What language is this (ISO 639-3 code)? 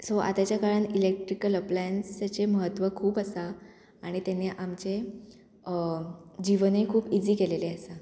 kok